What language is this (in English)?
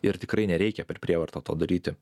Lithuanian